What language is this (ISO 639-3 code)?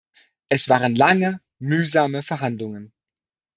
deu